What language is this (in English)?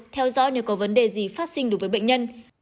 Vietnamese